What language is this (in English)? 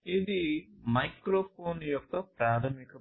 Telugu